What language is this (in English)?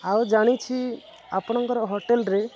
Odia